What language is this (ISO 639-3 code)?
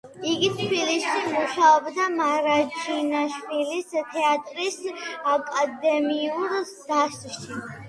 kat